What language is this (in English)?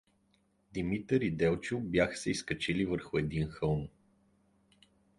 Bulgarian